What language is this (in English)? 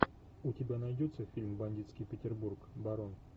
Russian